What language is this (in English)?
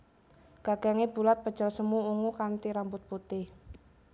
Javanese